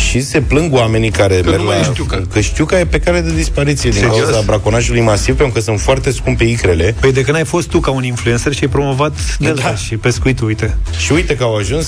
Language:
Romanian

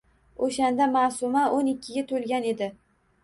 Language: Uzbek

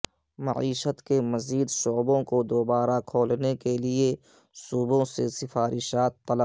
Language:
Urdu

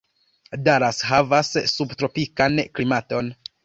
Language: Esperanto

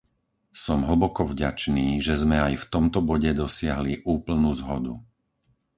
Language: Slovak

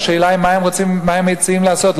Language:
Hebrew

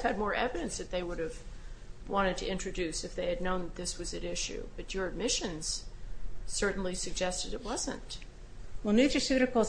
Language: English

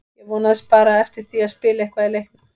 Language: Icelandic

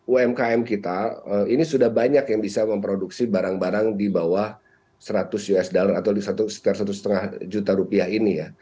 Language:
Indonesian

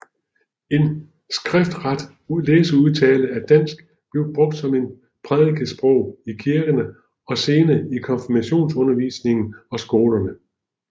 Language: Danish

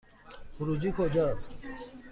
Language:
Persian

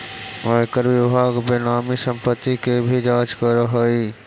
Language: Magahi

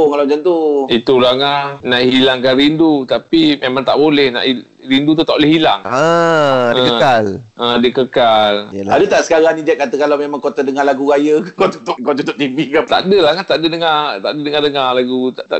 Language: Malay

